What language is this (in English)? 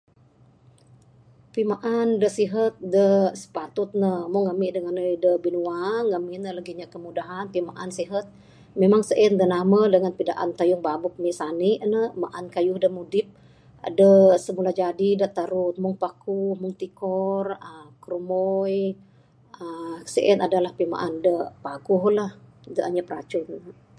Bukar-Sadung Bidayuh